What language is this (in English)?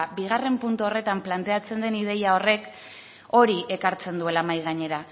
Basque